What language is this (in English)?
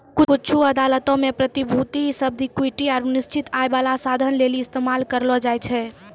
Maithili